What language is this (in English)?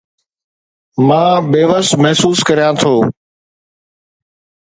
Sindhi